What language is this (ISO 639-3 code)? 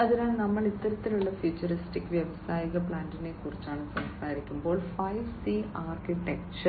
mal